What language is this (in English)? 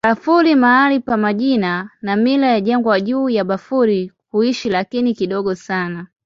Swahili